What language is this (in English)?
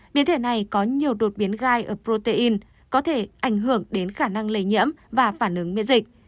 Vietnamese